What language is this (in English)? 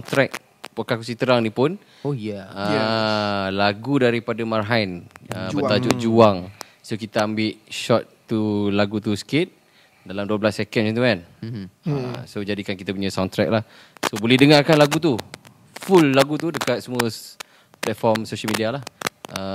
Malay